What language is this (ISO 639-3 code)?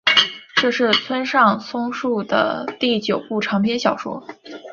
zho